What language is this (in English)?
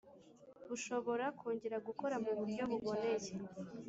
Kinyarwanda